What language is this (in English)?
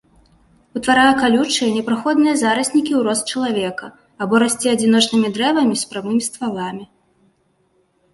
Belarusian